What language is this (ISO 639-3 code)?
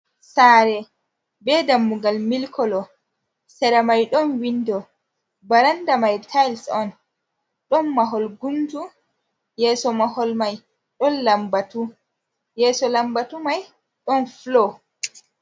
ful